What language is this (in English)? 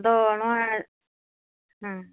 Santali